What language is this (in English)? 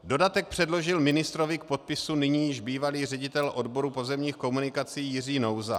Czech